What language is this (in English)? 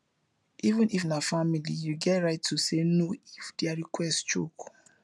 Nigerian Pidgin